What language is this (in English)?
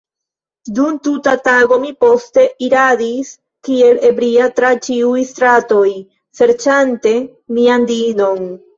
Esperanto